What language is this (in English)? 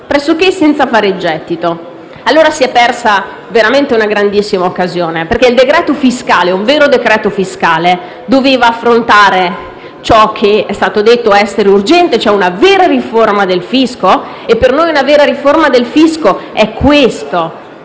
Italian